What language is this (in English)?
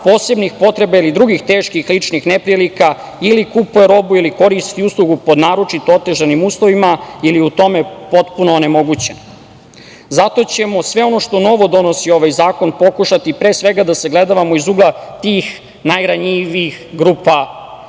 Serbian